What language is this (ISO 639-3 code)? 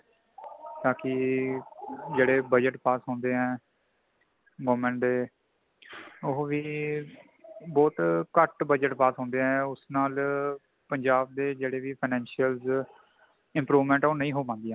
pan